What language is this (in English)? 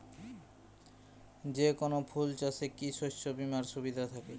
Bangla